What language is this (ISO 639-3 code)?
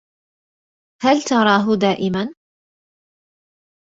ara